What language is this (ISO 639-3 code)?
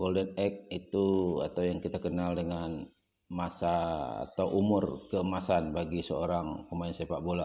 ind